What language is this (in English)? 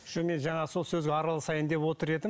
Kazakh